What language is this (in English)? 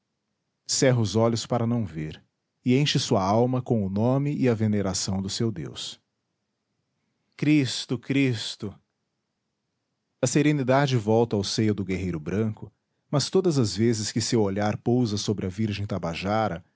Portuguese